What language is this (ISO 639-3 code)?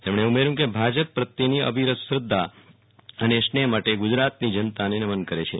guj